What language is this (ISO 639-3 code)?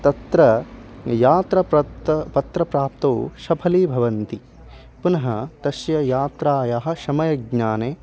san